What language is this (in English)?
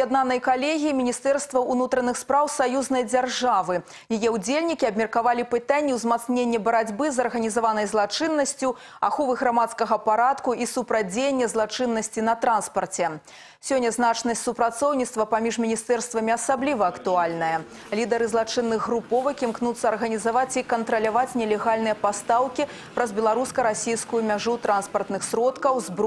Russian